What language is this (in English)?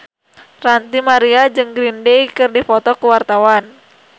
Sundanese